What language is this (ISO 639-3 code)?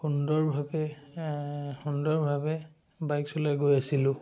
asm